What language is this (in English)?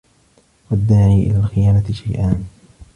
Arabic